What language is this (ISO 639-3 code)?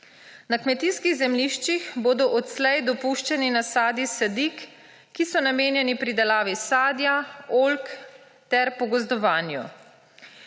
slv